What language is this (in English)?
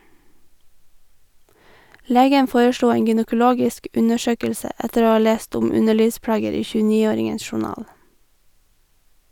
Norwegian